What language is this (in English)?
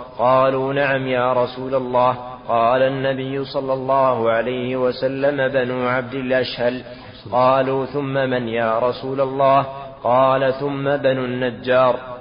Arabic